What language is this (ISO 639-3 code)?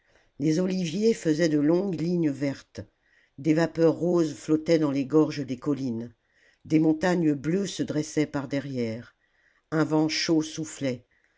fra